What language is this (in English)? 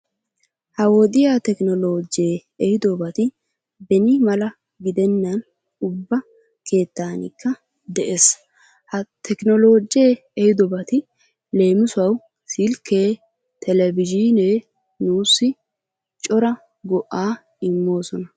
Wolaytta